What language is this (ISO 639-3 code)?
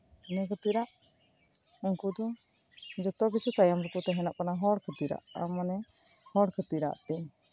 sat